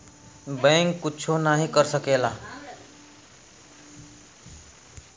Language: Bhojpuri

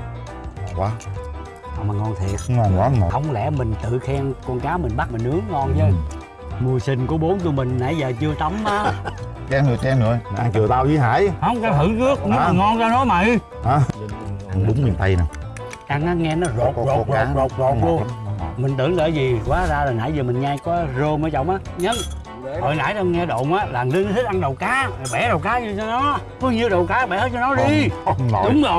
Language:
Vietnamese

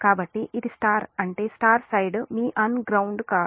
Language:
Telugu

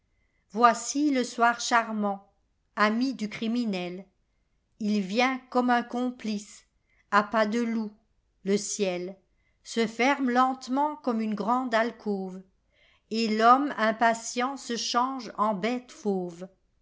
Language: French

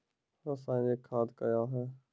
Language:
Maithili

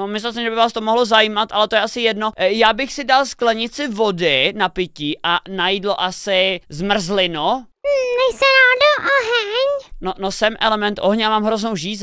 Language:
Czech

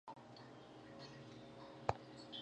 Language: Pashto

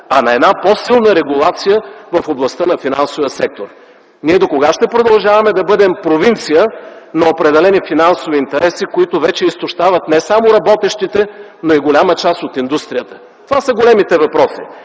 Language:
Bulgarian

